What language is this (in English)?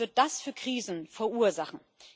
German